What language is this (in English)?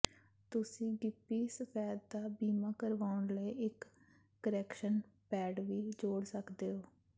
Punjabi